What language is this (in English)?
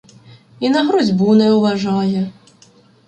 Ukrainian